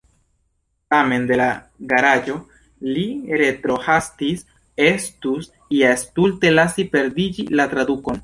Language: Esperanto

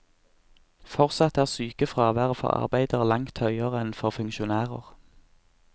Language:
Norwegian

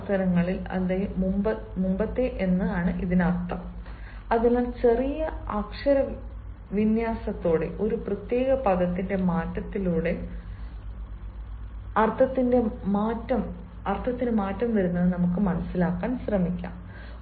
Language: Malayalam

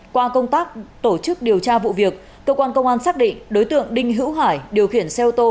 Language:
Vietnamese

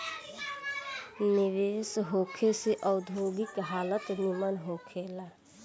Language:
Bhojpuri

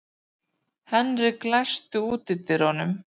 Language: Icelandic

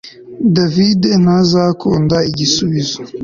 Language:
Kinyarwanda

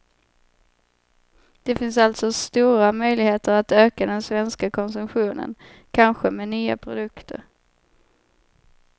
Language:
Swedish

